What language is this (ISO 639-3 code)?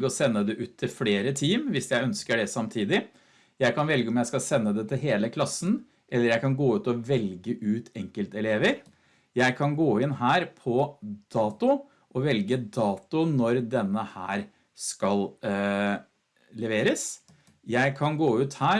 nor